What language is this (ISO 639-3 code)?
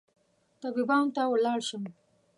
pus